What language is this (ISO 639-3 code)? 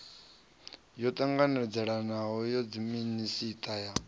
ven